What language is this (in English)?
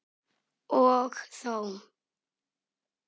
Icelandic